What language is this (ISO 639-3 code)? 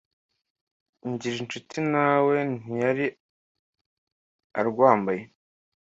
kin